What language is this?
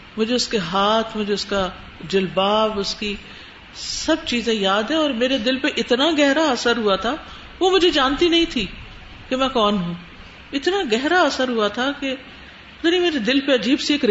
Urdu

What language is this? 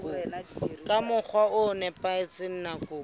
Southern Sotho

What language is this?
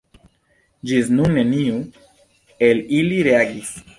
Esperanto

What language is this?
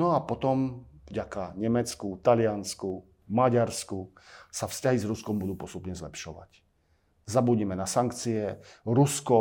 Slovak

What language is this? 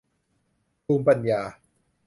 Thai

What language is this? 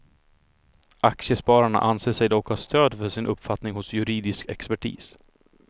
Swedish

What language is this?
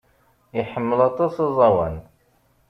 Kabyle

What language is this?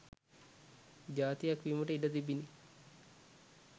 Sinhala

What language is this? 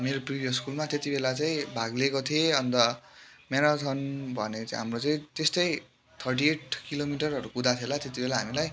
Nepali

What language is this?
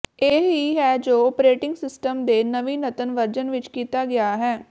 Punjabi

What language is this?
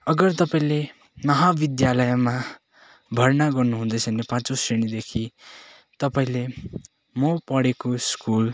Nepali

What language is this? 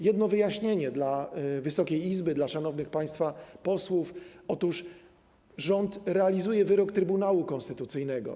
Polish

